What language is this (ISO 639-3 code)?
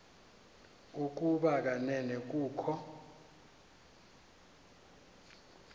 xho